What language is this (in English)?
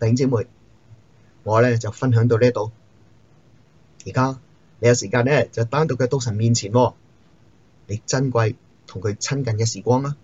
Chinese